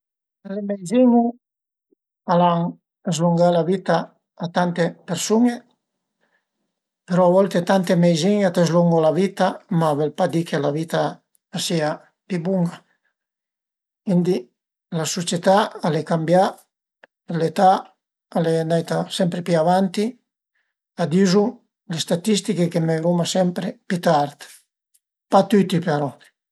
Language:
Piedmontese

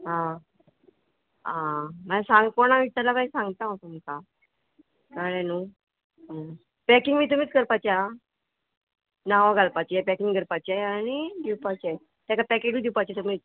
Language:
Konkani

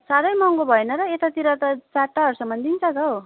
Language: Nepali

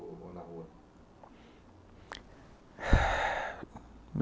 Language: Portuguese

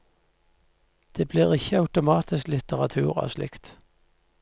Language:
Norwegian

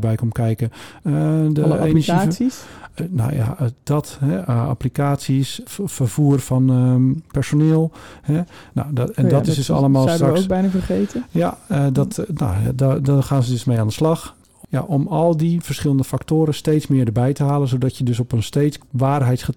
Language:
Dutch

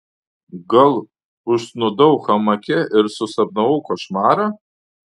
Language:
Lithuanian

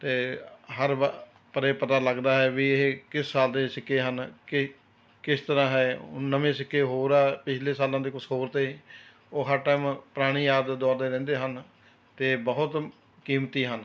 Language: Punjabi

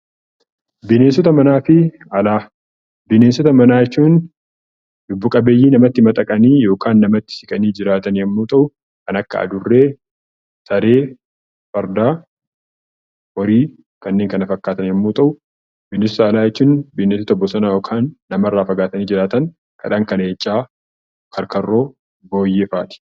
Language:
Oromo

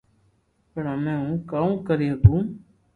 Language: Loarki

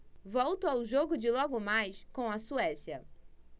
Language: Portuguese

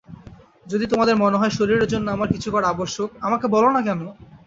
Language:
Bangla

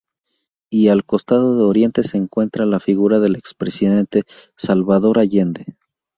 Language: Spanish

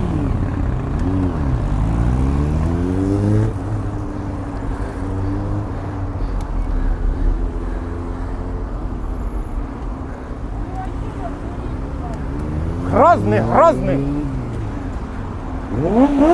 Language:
Russian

